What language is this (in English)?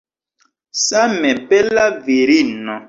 Esperanto